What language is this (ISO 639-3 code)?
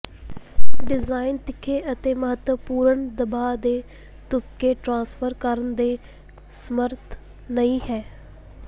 pan